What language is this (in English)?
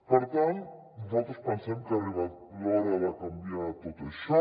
Catalan